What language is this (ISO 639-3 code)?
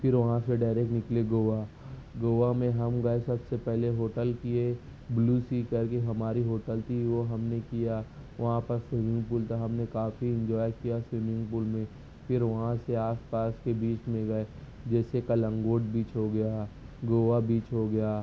urd